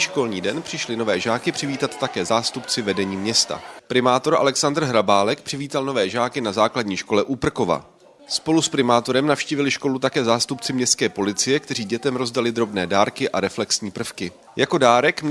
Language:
Czech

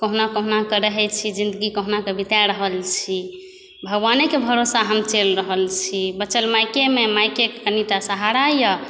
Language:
Maithili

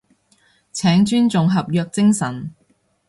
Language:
Cantonese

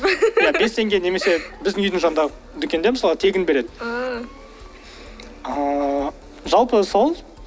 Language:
Kazakh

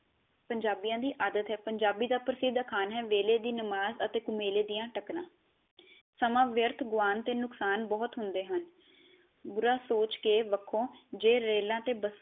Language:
Punjabi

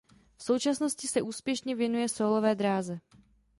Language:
Czech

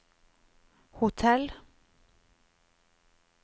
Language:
Norwegian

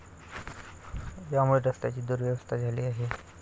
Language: Marathi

